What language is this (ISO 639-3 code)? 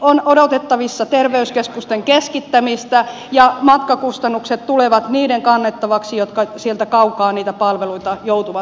fin